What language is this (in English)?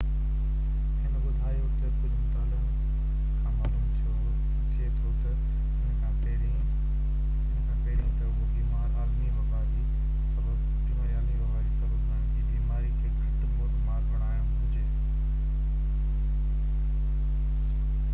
Sindhi